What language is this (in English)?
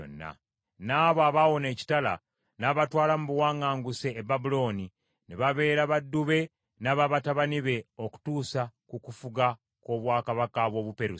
Ganda